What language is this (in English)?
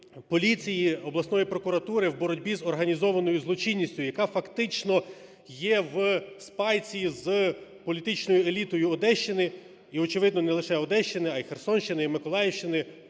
Ukrainian